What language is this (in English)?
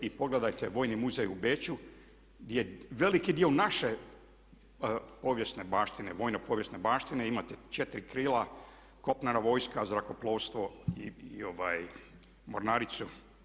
Croatian